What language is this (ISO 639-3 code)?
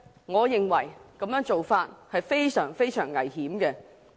yue